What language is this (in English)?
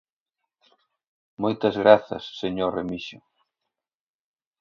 Galician